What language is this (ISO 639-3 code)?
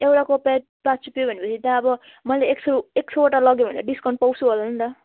nep